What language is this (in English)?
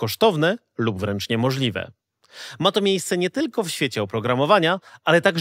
Polish